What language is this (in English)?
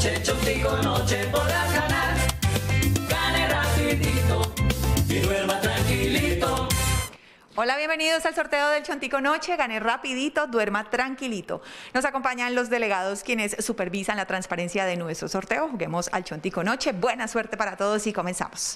Spanish